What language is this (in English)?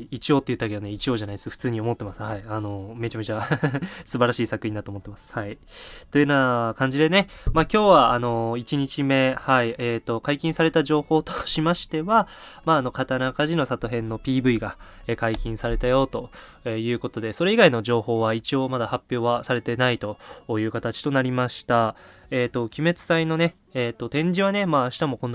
Japanese